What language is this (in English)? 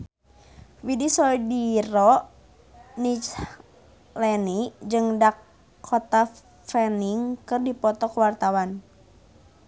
Sundanese